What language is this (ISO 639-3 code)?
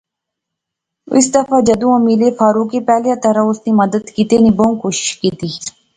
phr